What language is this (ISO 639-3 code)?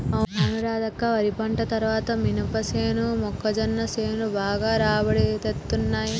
tel